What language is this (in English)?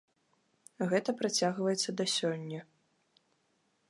Belarusian